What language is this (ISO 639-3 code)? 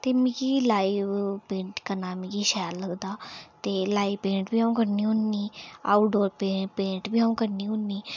doi